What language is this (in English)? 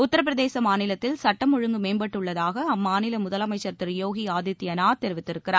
Tamil